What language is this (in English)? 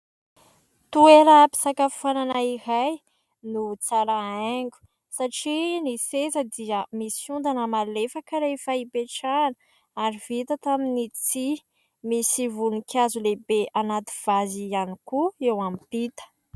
Malagasy